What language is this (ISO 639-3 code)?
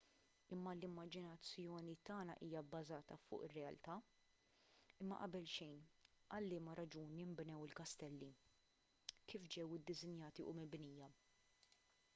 mlt